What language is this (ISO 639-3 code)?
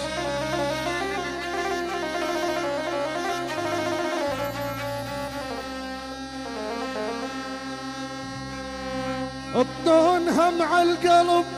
ara